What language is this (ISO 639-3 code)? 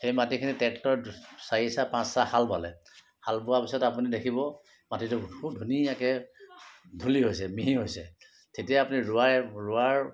asm